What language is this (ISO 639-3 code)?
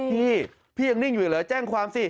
tha